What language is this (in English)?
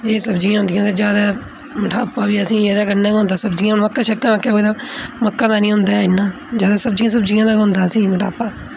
Dogri